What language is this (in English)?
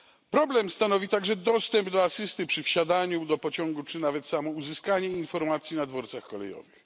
Polish